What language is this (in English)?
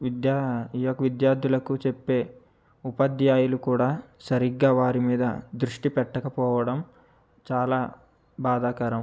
Telugu